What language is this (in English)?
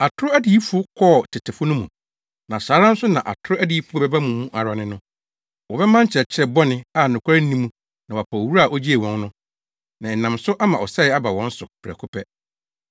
Akan